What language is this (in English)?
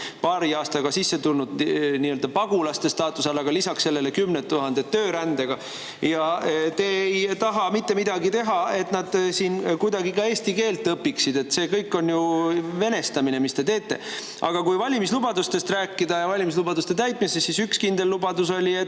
Estonian